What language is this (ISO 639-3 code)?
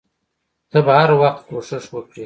pus